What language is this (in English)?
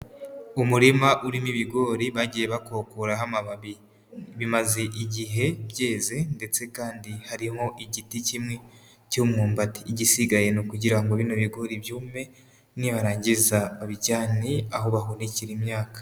Kinyarwanda